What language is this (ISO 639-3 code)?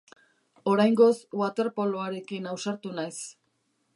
eus